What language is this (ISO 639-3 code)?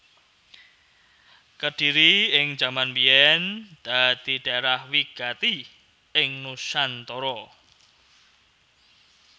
jav